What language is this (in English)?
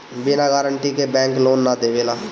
Bhojpuri